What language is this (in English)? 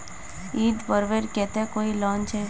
Magahi